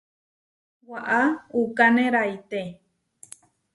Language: Huarijio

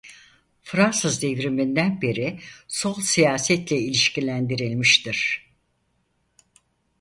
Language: Turkish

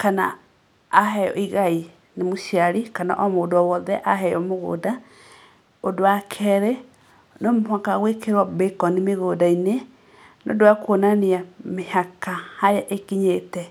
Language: Kikuyu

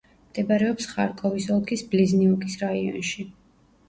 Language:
Georgian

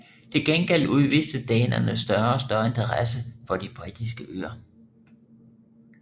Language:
Danish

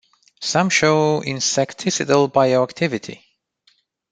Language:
English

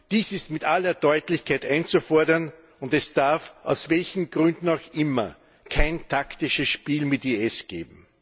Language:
German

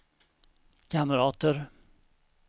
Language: Swedish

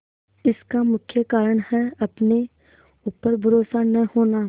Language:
Hindi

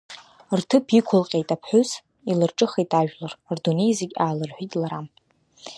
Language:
Abkhazian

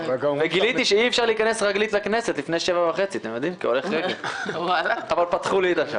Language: Hebrew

